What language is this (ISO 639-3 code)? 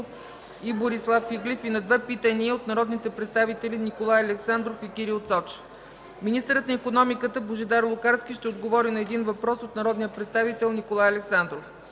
bul